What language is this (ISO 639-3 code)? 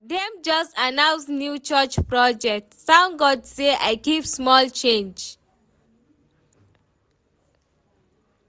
pcm